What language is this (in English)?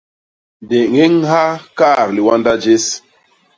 Basaa